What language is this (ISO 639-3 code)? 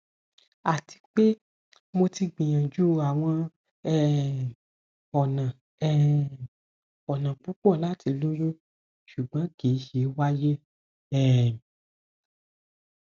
yor